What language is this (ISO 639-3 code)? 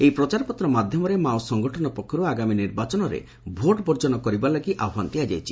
ori